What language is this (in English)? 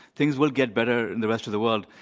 English